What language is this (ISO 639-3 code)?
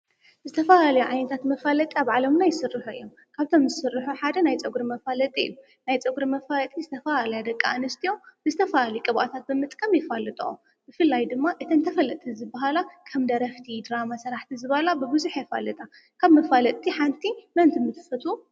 tir